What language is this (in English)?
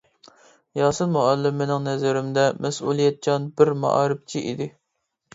Uyghur